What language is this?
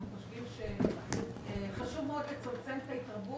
Hebrew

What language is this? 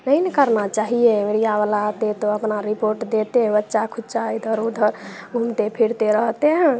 Hindi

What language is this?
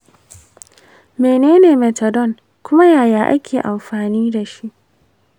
Hausa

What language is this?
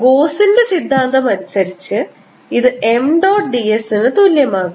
Malayalam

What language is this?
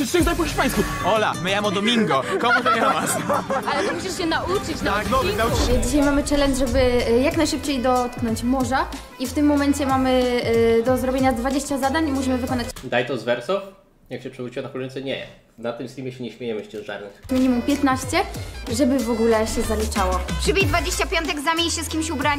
Polish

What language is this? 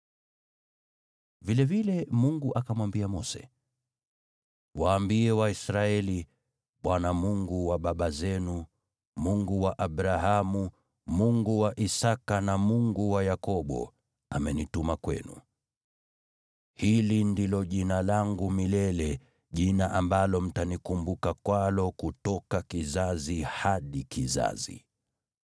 Swahili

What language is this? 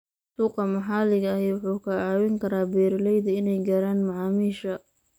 Somali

